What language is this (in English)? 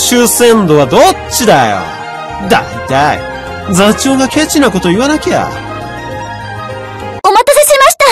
Japanese